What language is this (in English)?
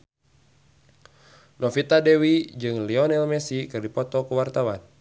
Sundanese